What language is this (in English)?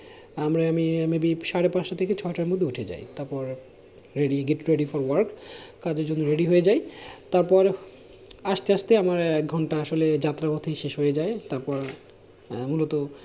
Bangla